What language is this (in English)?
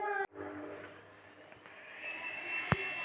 Chhattisgarhi